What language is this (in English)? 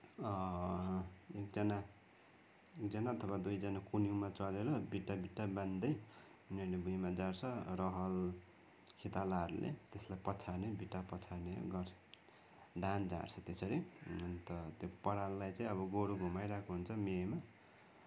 Nepali